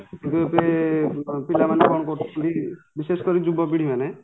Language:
Odia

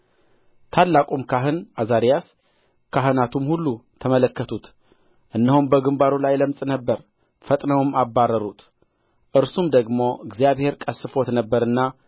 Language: Amharic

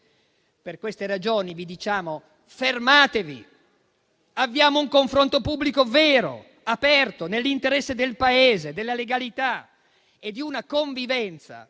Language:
Italian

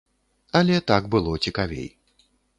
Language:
Belarusian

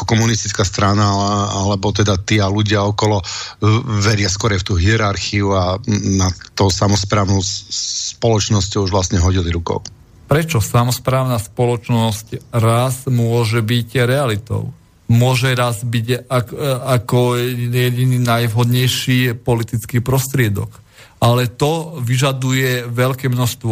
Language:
Slovak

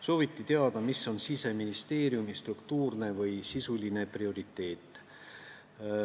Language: Estonian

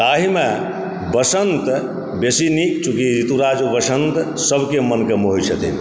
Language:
Maithili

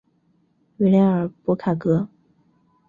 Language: Chinese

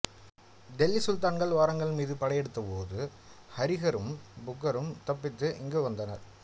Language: Tamil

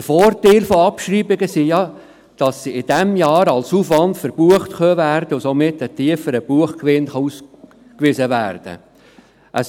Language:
Swiss German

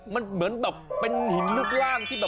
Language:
Thai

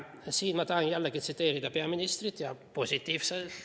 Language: Estonian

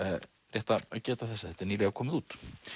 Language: Icelandic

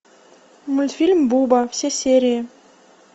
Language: Russian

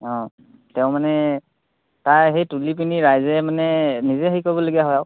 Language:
Assamese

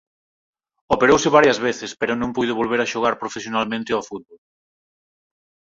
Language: Galician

